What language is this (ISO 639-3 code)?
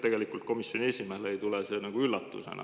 est